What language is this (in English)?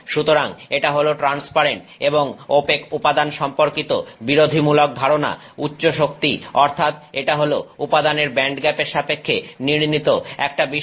Bangla